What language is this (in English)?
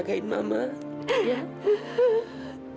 Indonesian